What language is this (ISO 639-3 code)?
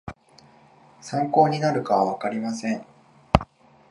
jpn